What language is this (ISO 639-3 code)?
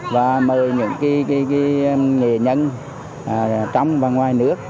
vie